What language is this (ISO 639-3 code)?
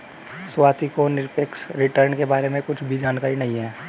hin